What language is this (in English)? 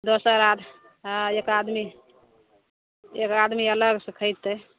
Maithili